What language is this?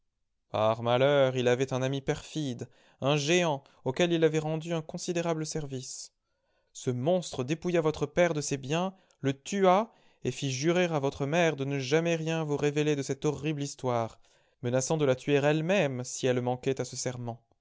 French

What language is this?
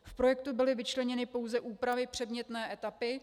Czech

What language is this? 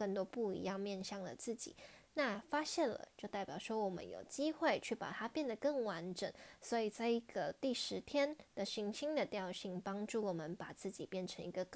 Chinese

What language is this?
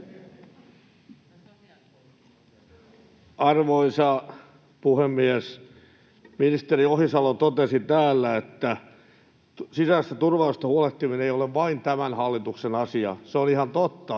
Finnish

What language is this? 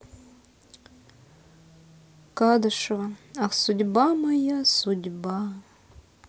Russian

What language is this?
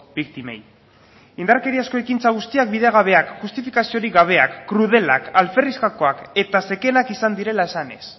Basque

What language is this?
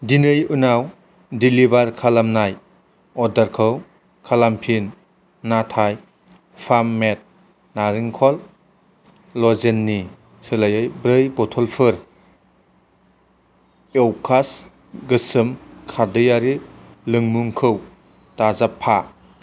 Bodo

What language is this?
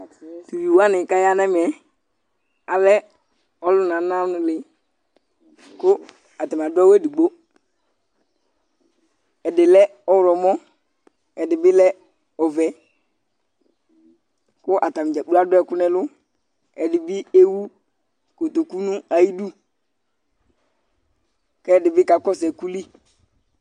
Ikposo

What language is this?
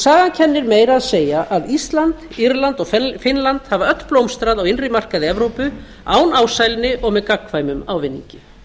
Icelandic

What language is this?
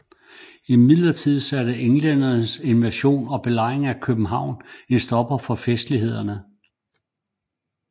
Danish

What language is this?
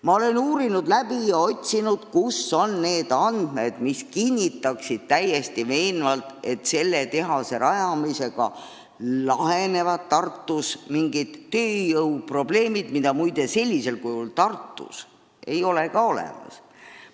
Estonian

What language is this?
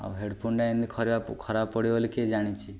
Odia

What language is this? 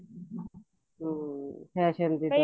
Punjabi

